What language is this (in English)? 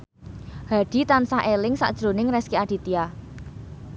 Javanese